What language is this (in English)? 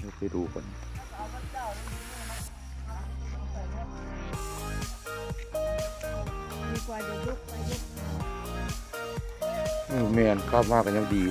Thai